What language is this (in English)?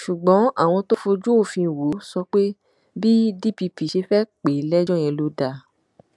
Yoruba